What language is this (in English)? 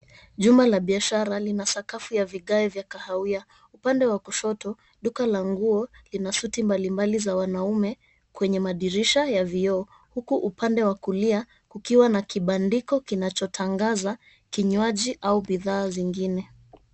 Swahili